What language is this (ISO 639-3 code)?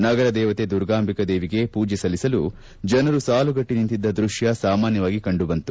kan